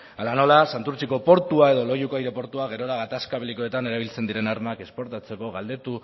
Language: Basque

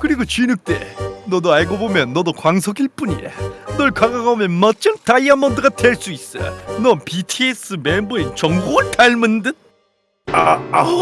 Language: Korean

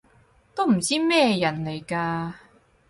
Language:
Cantonese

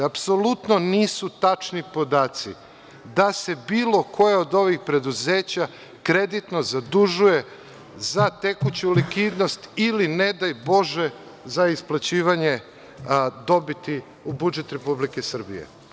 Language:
Serbian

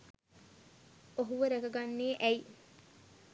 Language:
Sinhala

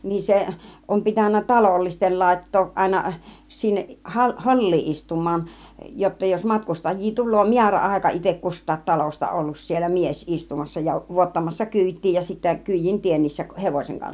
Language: Finnish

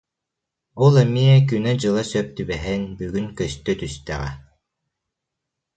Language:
Yakut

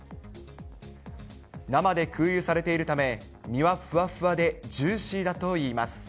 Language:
Japanese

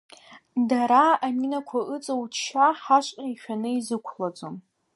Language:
Abkhazian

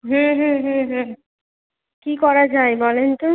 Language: Bangla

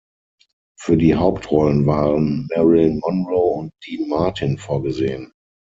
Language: German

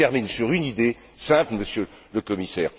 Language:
French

